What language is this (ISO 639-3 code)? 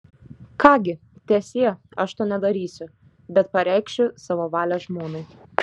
lit